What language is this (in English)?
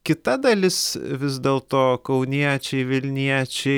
Lithuanian